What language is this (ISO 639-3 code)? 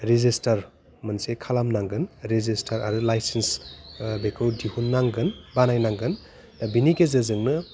brx